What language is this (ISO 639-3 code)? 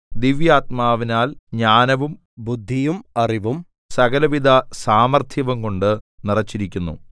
mal